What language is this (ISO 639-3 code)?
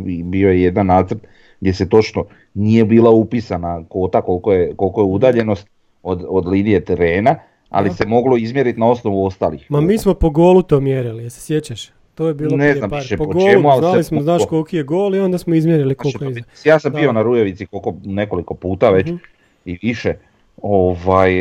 hrv